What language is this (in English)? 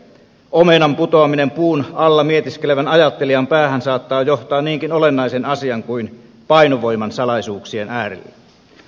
Finnish